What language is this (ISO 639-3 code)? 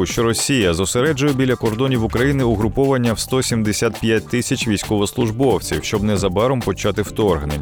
ukr